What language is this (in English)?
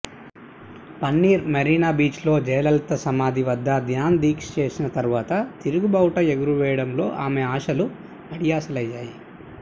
Telugu